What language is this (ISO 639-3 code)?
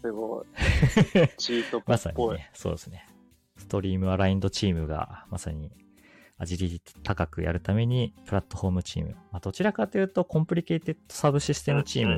jpn